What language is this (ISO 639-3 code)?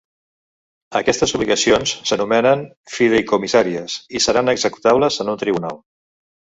cat